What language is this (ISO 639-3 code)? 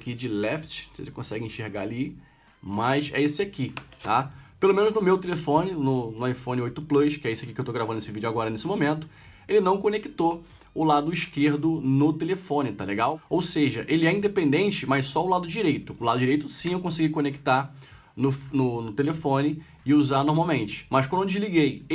por